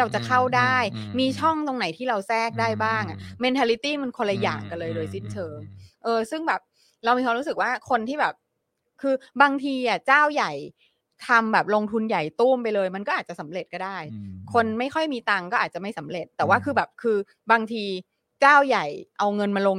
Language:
Thai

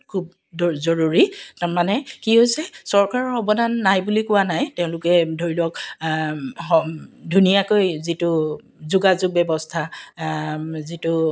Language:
Assamese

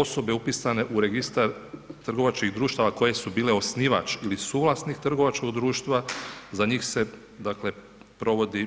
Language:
Croatian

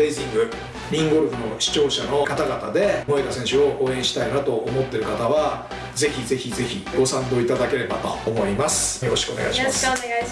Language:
Japanese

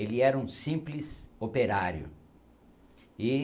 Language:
Portuguese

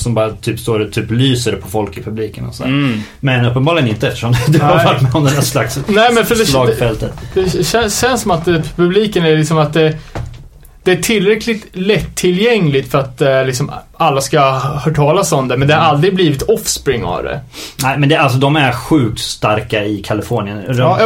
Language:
Swedish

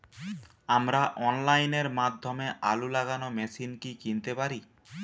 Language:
Bangla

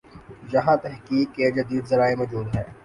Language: Urdu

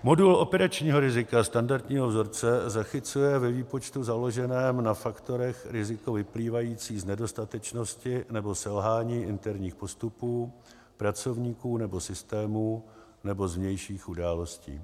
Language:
Czech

